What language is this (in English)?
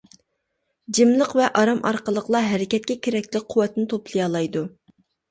Uyghur